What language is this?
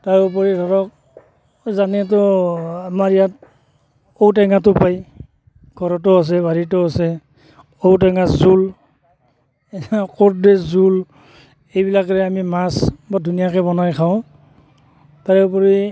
Assamese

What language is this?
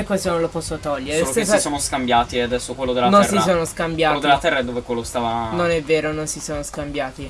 Italian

